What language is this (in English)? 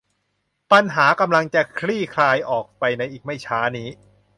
Thai